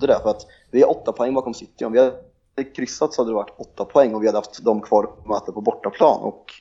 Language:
Swedish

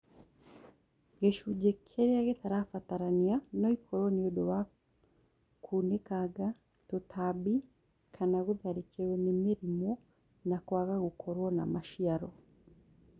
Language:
Kikuyu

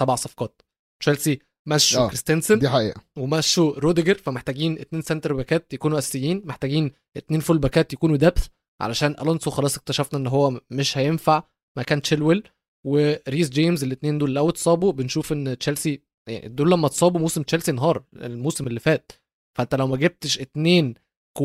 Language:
Arabic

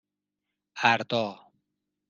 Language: Persian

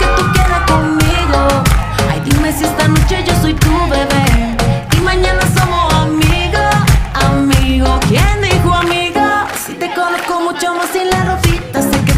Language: Indonesian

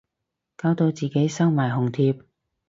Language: Cantonese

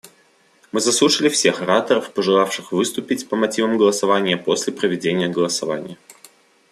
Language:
Russian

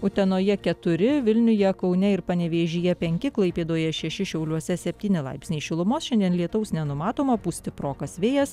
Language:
Lithuanian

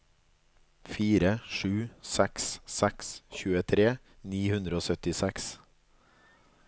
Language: Norwegian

